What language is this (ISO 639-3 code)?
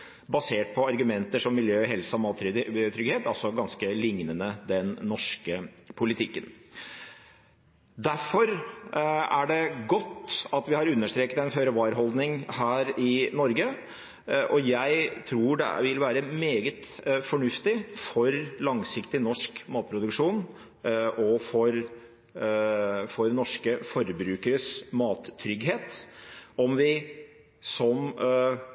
nob